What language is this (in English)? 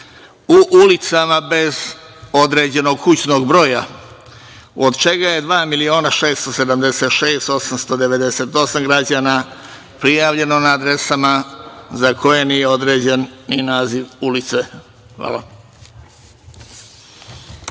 Serbian